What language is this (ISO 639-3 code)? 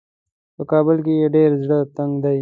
pus